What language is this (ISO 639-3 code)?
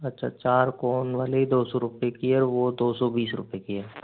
hin